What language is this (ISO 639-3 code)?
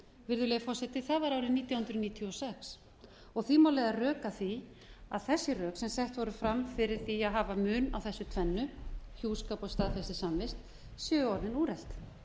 isl